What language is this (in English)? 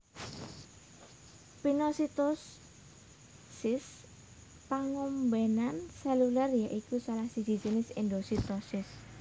Javanese